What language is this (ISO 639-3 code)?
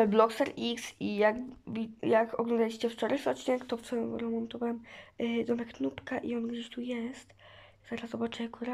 pol